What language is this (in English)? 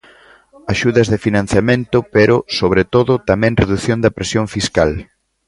Galician